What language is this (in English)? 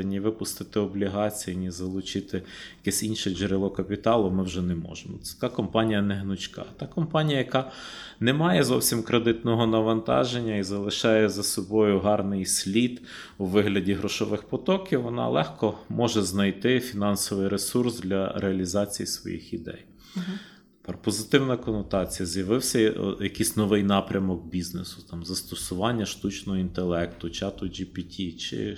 Ukrainian